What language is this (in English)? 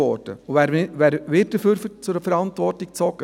Swiss German